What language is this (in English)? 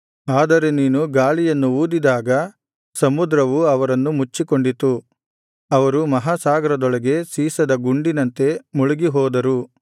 Kannada